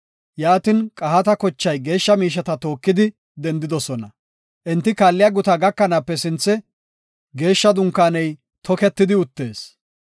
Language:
Gofa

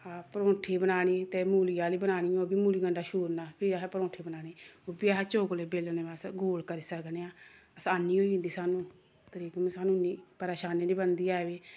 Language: Dogri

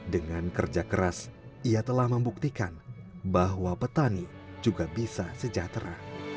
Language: Indonesian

